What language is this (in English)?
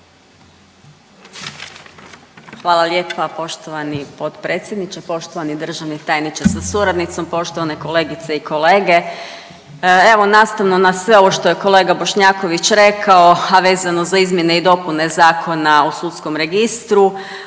Croatian